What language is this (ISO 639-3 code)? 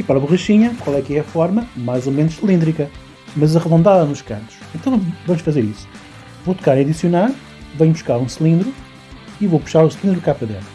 por